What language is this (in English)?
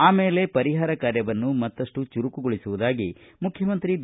Kannada